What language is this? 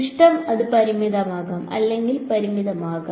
Malayalam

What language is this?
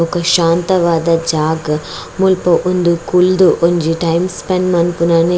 Tulu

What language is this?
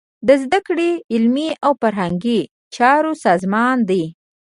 Pashto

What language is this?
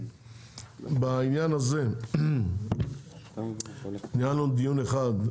Hebrew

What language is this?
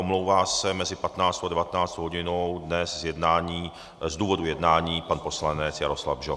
Czech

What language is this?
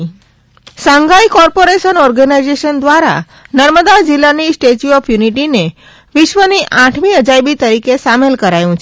Gujarati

